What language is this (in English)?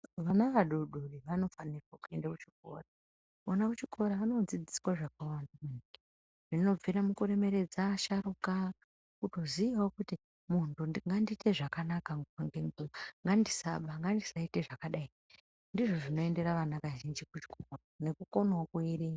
Ndau